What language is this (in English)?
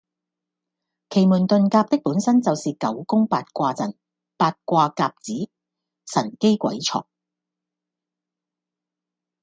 Cantonese